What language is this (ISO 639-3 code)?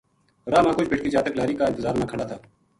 gju